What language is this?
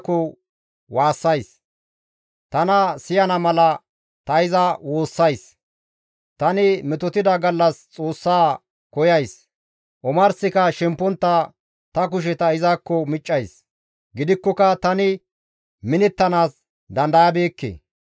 Gamo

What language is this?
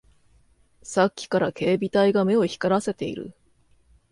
Japanese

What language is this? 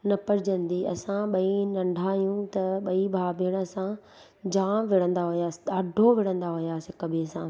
Sindhi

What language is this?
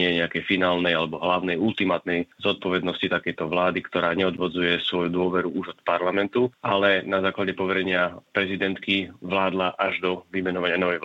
Slovak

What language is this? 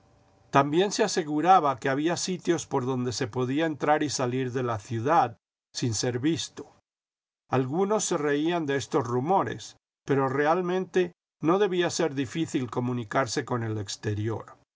Spanish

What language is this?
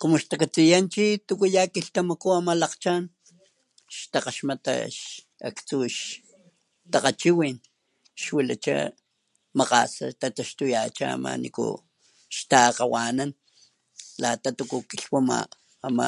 Papantla Totonac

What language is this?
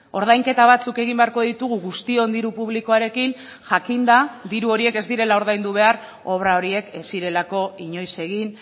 Basque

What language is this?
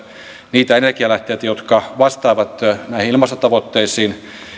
Finnish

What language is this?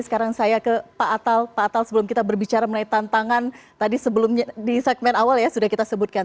Indonesian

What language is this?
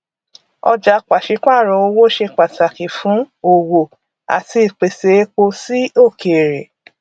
Yoruba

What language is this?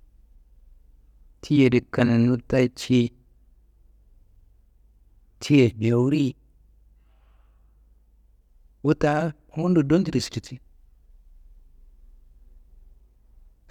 Kanembu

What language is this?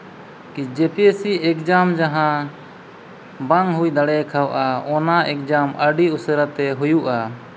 Santali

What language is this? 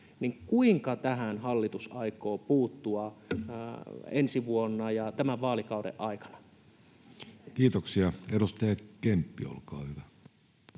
Finnish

